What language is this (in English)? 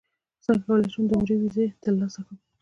Pashto